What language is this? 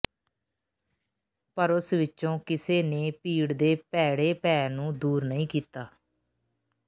Punjabi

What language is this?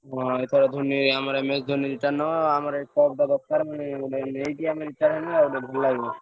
Odia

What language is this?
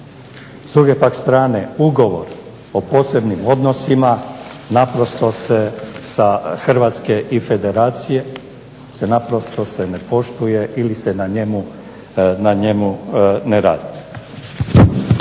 Croatian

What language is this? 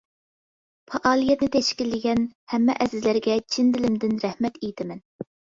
Uyghur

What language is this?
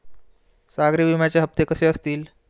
Marathi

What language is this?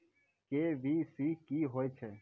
Maithili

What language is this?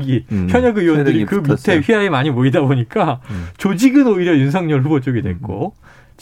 Korean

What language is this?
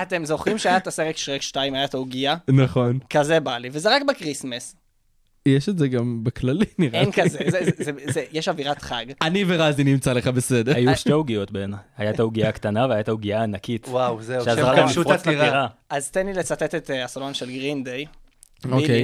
Hebrew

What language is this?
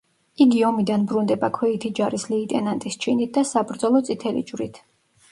Georgian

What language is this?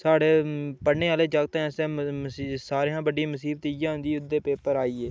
Dogri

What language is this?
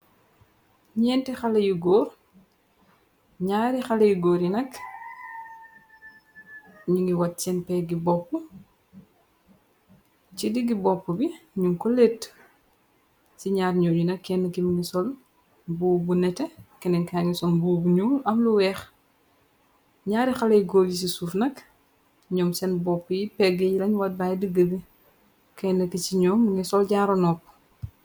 Wolof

